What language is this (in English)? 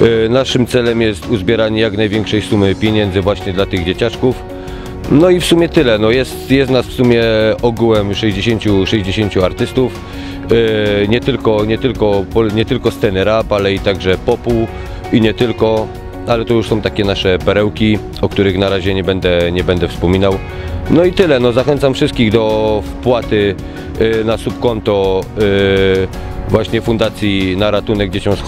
Polish